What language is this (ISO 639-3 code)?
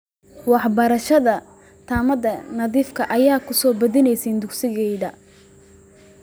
som